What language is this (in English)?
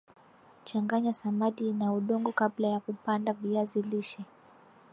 Swahili